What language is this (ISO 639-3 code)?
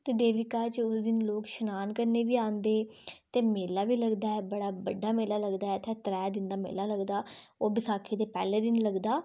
doi